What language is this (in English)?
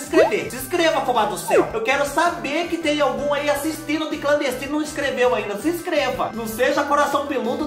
Portuguese